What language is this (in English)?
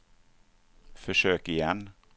Swedish